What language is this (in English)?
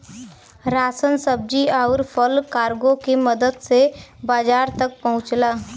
Bhojpuri